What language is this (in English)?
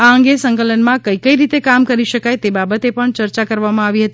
Gujarati